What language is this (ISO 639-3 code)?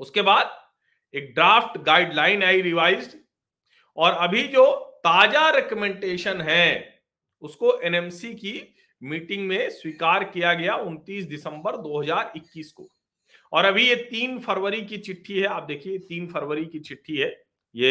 hin